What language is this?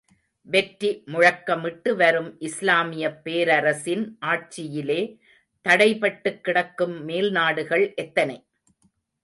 Tamil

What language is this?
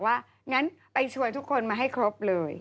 Thai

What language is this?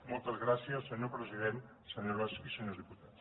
Catalan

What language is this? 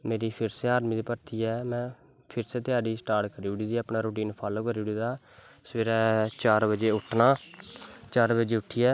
Dogri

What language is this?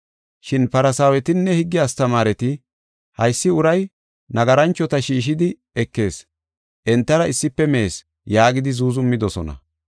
Gofa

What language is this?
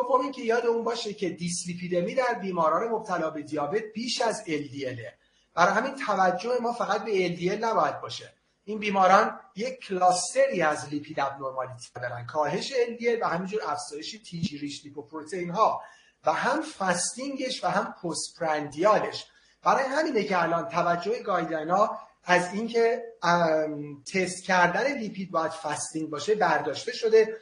Persian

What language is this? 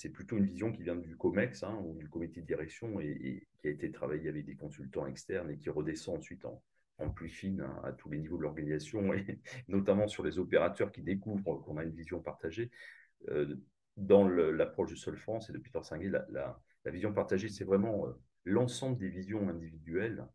French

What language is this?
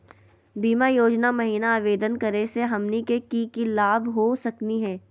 Magahi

